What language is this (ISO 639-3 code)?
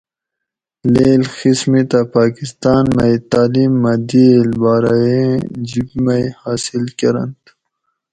gwc